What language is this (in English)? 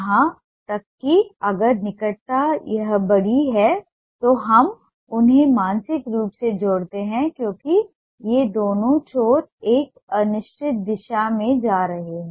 Hindi